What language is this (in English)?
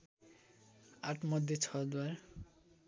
Nepali